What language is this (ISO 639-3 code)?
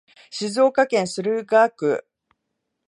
jpn